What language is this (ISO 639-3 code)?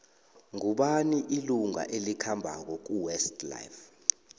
nbl